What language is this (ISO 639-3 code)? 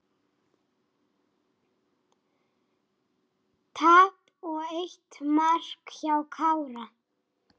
isl